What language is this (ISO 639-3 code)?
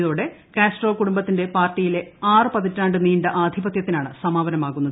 mal